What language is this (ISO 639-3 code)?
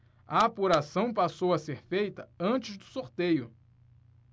por